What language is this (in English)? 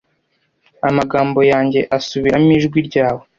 Kinyarwanda